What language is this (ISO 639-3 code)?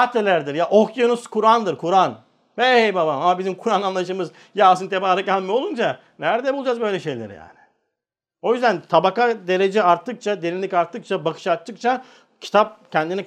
tur